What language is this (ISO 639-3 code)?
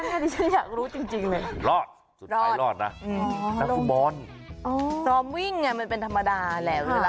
tha